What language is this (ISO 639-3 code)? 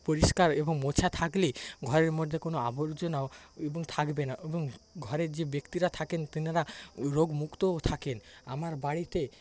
ben